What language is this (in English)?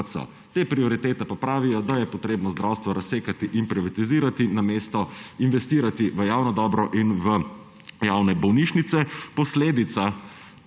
Slovenian